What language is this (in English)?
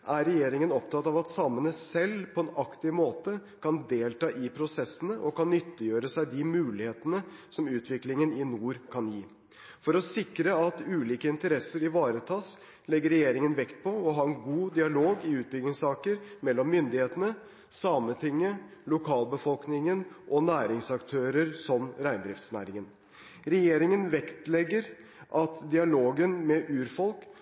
Norwegian Bokmål